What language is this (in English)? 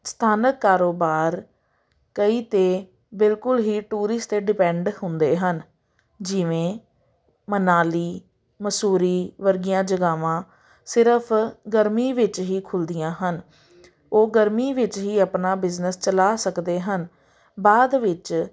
Punjabi